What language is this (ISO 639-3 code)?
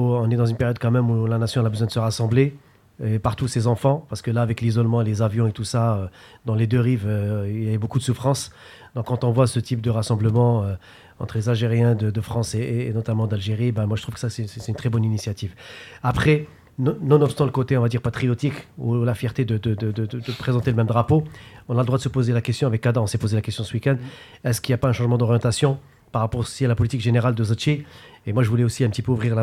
fra